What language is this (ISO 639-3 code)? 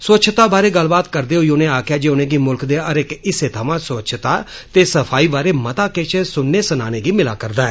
doi